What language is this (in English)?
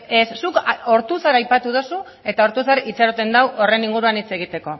Basque